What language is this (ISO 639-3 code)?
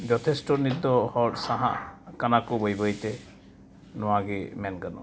sat